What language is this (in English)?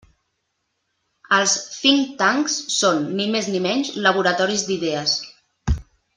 Catalan